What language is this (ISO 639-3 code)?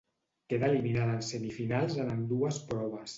cat